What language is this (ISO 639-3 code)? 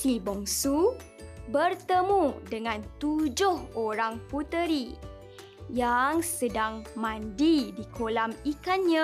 msa